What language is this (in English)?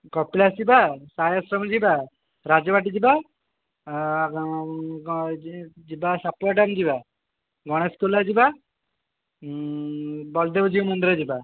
Odia